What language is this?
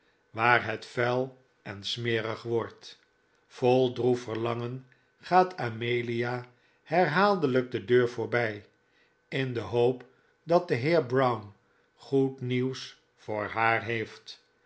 Dutch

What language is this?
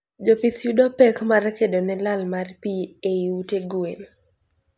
Luo (Kenya and Tanzania)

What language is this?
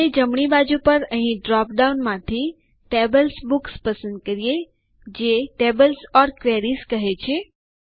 Gujarati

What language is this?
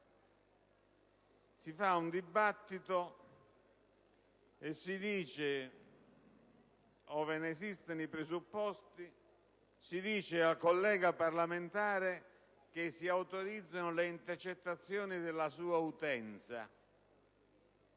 Italian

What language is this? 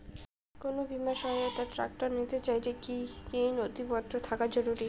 Bangla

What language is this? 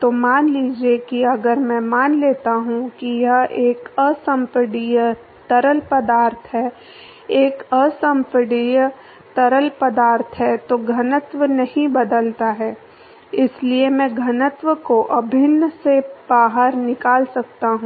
Hindi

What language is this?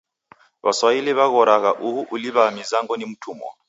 Taita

